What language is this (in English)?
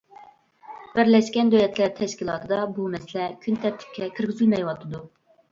Uyghur